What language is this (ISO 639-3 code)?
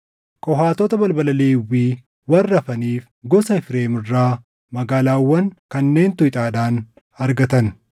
orm